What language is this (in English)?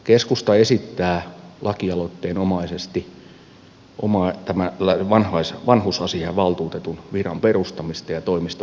Finnish